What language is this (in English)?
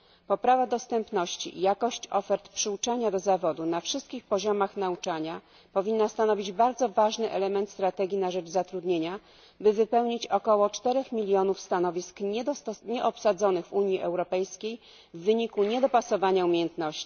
Polish